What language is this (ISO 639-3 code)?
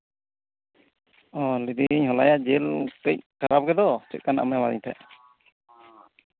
sat